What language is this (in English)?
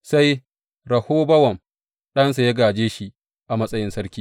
Hausa